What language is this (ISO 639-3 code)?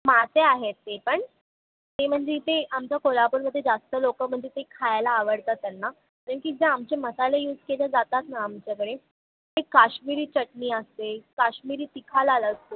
mar